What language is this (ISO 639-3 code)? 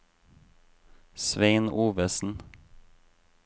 nor